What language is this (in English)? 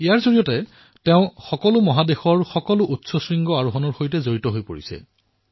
Assamese